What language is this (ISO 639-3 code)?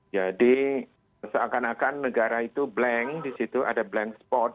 ind